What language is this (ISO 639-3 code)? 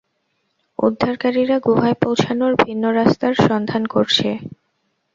ben